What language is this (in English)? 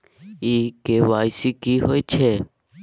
Maithili